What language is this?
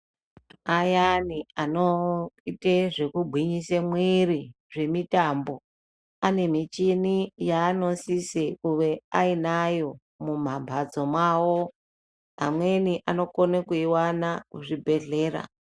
Ndau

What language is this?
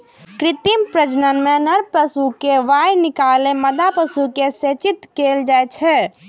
Maithili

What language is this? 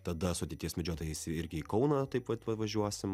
Lithuanian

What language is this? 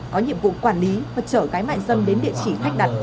Vietnamese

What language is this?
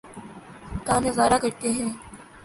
Urdu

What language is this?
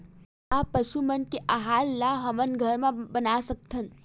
Chhattisgarhi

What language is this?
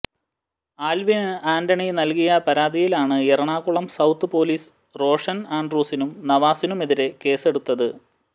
Malayalam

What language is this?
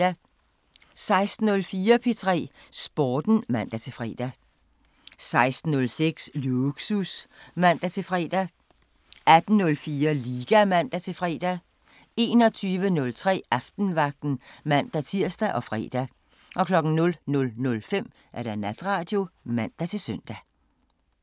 Danish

